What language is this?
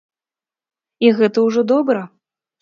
Belarusian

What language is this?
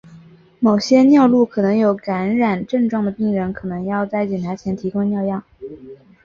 Chinese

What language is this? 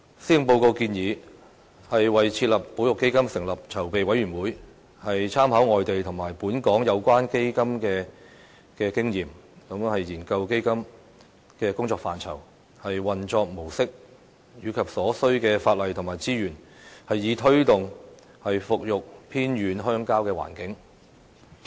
Cantonese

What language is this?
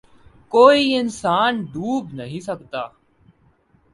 Urdu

